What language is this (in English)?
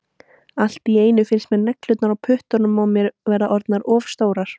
Icelandic